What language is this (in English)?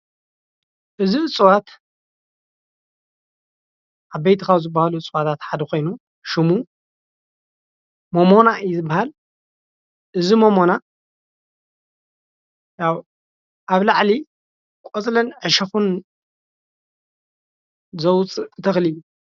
Tigrinya